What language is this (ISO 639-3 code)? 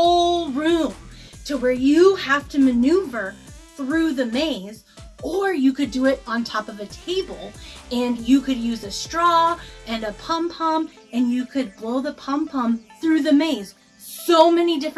eng